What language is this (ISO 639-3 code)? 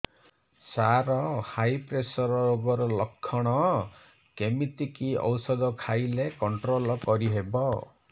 ori